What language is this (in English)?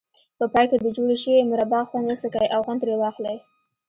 Pashto